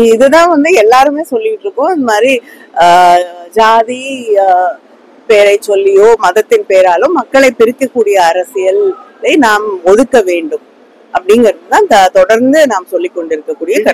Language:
Tamil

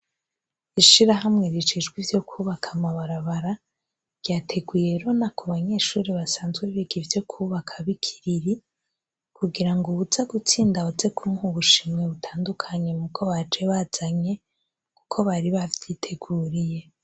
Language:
Rundi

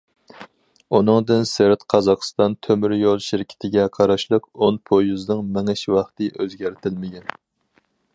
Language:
Uyghur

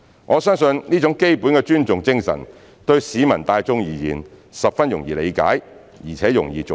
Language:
Cantonese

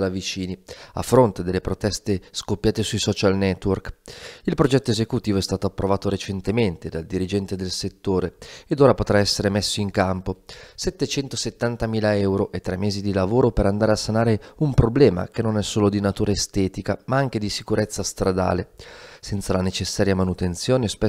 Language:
Italian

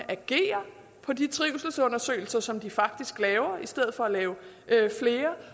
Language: Danish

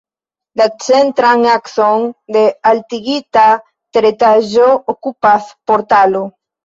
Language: Esperanto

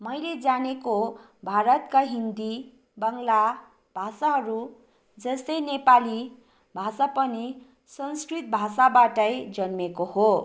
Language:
Nepali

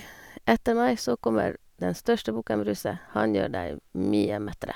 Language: Norwegian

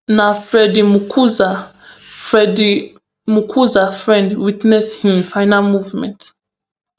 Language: Nigerian Pidgin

